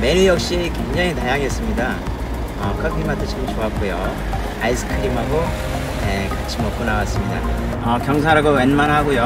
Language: Korean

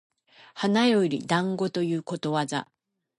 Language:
Japanese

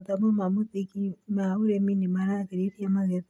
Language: Kikuyu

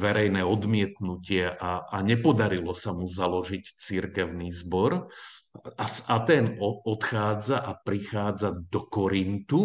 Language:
Slovak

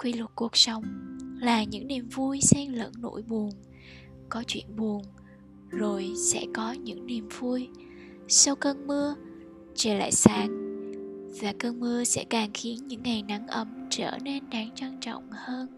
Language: Vietnamese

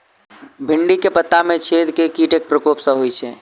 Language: Maithili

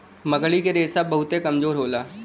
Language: Bhojpuri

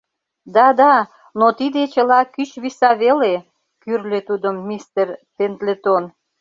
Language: Mari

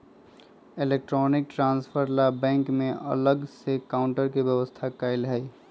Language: Magahi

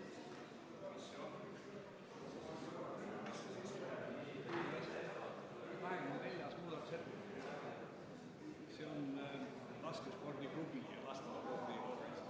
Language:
Estonian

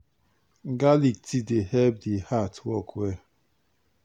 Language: Nigerian Pidgin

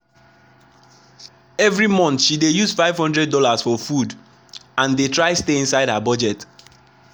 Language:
Nigerian Pidgin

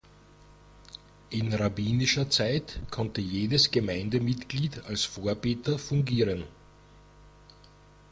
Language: German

